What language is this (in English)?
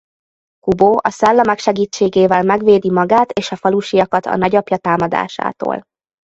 Hungarian